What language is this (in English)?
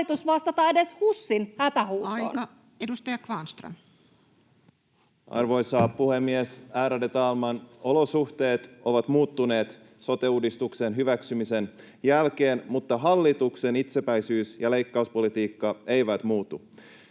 Finnish